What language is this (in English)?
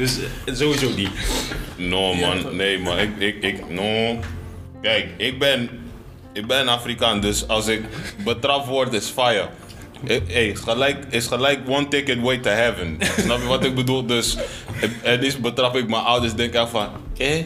Dutch